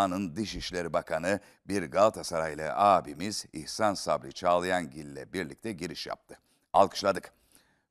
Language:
Turkish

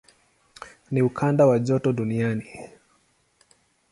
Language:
Swahili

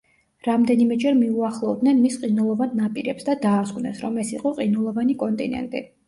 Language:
Georgian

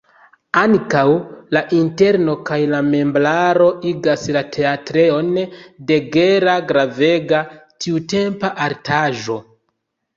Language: Esperanto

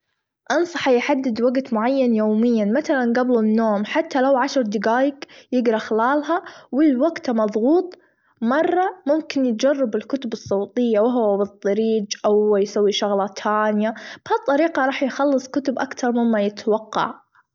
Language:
Gulf Arabic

